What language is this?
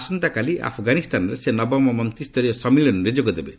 Odia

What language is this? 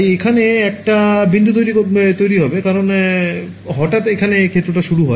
Bangla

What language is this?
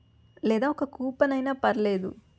Telugu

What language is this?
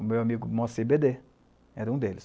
Portuguese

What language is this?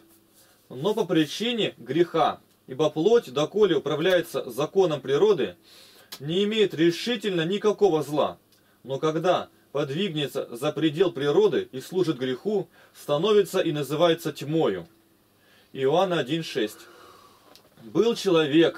Russian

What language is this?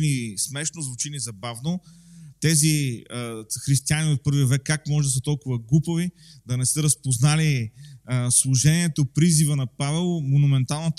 Bulgarian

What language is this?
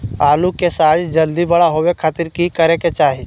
Magahi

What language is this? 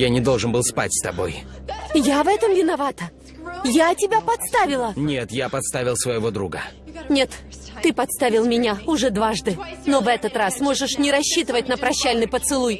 Russian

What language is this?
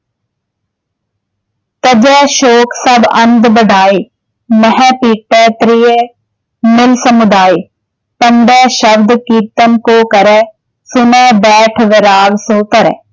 Punjabi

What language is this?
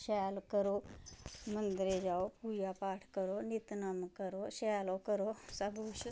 Dogri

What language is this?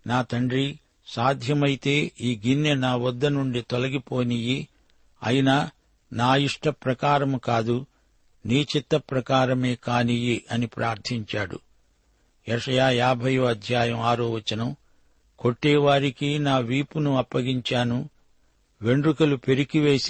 Telugu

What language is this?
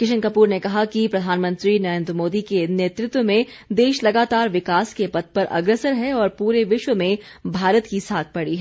Hindi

